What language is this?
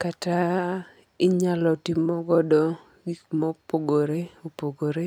Luo (Kenya and Tanzania)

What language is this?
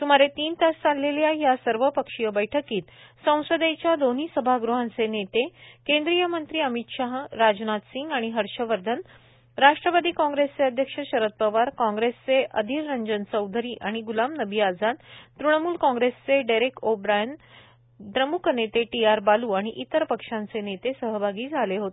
Marathi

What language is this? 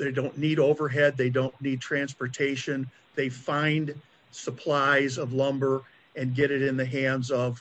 English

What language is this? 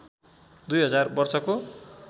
Nepali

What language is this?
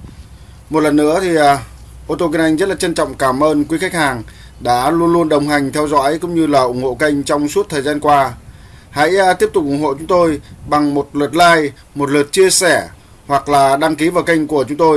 Vietnamese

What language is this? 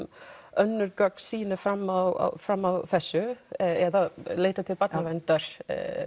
Icelandic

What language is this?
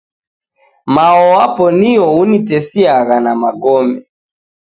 Taita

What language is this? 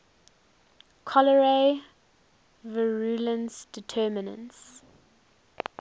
English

